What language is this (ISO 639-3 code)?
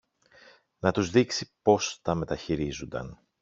ell